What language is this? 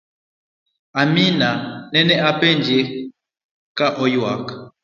Luo (Kenya and Tanzania)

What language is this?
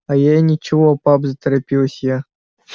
Russian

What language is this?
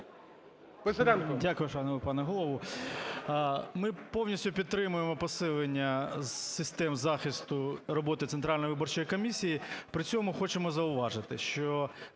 Ukrainian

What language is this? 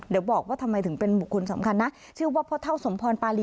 Thai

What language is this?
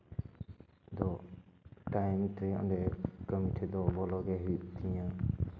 Santali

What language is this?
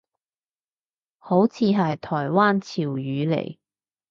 Cantonese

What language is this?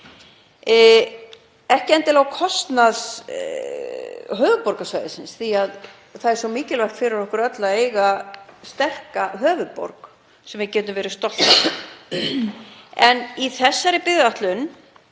Icelandic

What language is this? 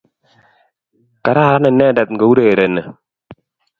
Kalenjin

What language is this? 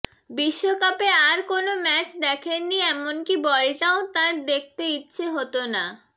Bangla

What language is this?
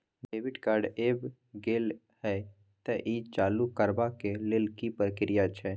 Maithili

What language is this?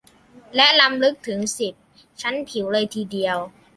Thai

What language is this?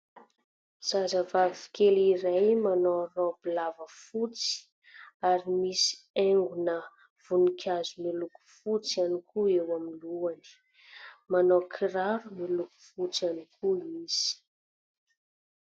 Malagasy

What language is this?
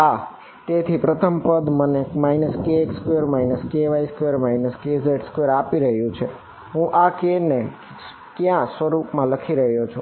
Gujarati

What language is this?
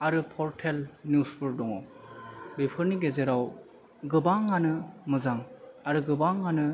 Bodo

